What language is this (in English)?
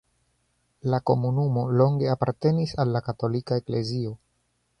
Esperanto